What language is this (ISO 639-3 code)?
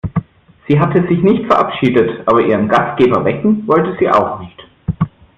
deu